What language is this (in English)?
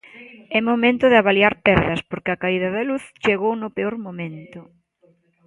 Galician